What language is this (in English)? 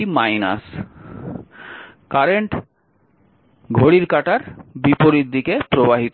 Bangla